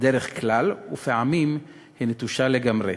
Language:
Hebrew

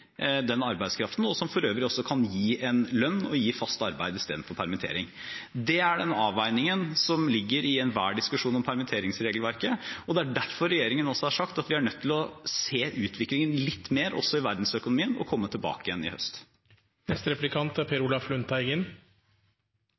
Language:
Norwegian Bokmål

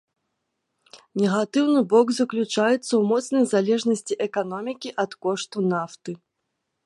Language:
Belarusian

